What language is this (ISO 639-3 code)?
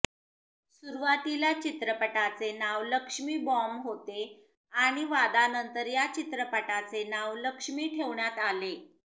mar